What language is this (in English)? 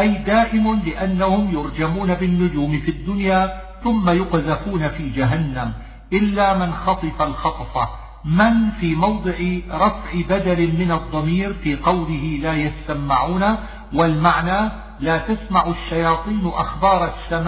Arabic